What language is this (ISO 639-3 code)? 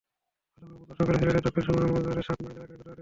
ben